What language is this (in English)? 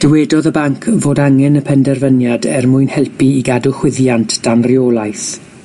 Welsh